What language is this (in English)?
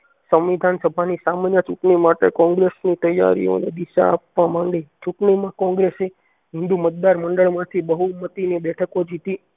Gujarati